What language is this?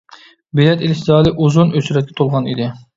Uyghur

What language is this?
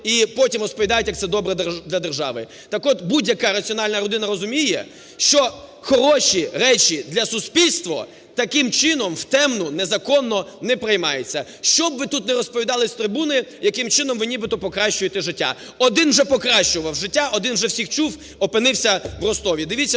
Ukrainian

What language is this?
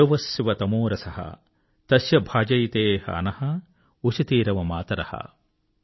Telugu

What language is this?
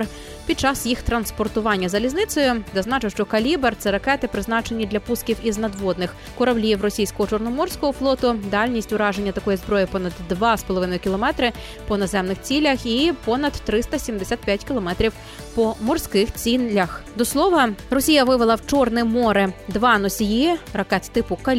Ukrainian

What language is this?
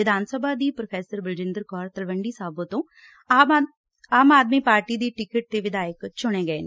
Punjabi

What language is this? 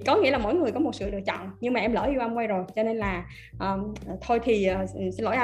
Vietnamese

